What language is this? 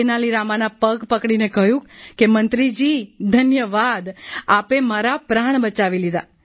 Gujarati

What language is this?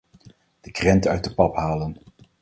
Dutch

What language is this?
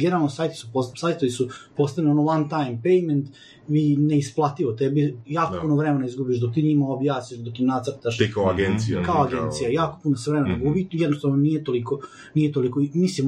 Croatian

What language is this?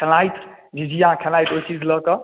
Maithili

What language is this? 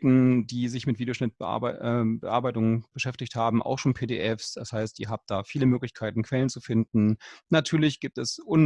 German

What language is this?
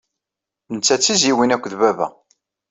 Kabyle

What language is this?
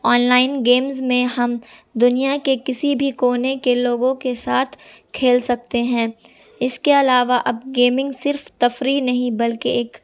Urdu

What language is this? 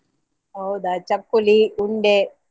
Kannada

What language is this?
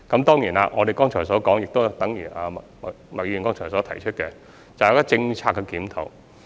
Cantonese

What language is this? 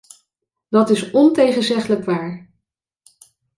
Dutch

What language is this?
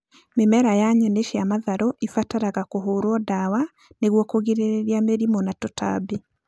Kikuyu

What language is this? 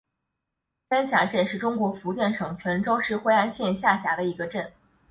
Chinese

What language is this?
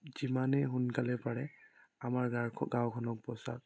Assamese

